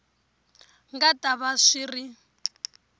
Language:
Tsonga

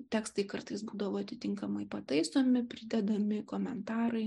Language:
Lithuanian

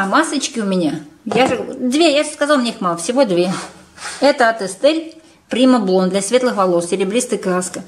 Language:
Russian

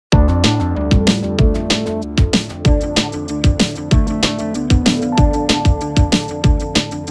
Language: Arabic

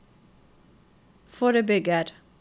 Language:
Norwegian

